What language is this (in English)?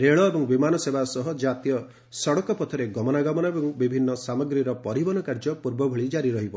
Odia